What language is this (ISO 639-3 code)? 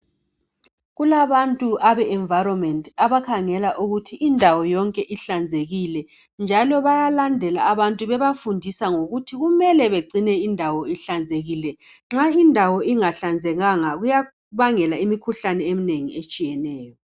nde